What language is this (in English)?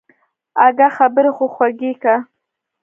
Pashto